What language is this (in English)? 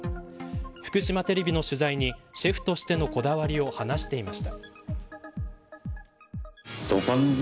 Japanese